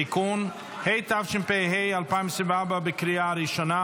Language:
Hebrew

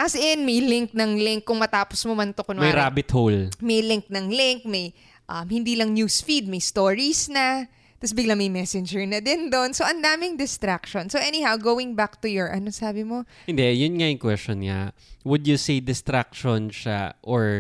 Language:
Filipino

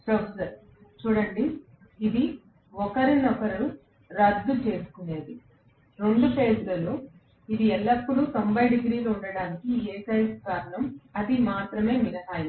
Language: Telugu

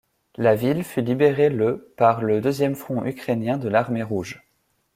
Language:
French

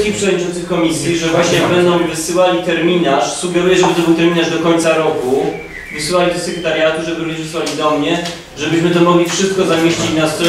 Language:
Polish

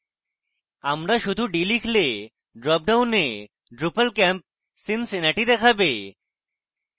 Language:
Bangla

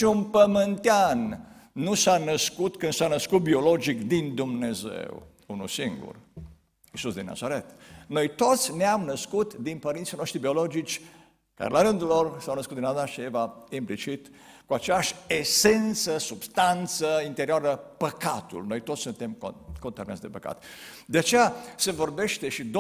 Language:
Romanian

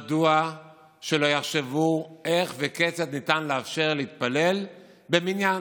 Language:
Hebrew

